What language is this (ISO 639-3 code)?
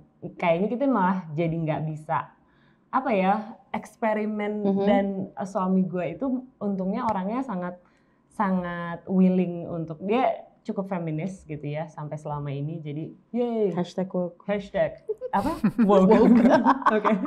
ind